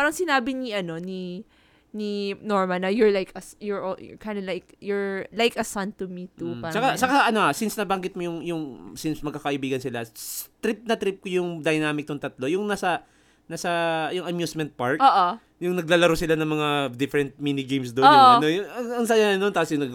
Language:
Filipino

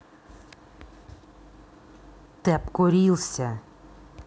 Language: Russian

